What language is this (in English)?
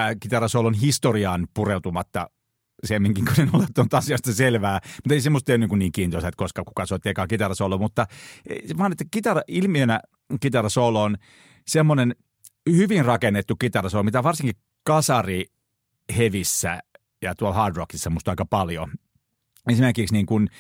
Finnish